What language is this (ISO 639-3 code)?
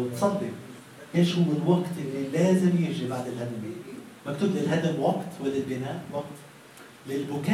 ara